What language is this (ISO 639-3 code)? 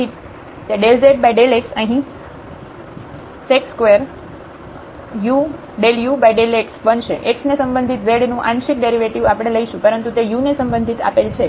guj